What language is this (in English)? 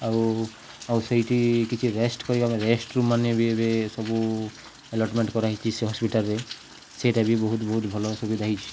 Odia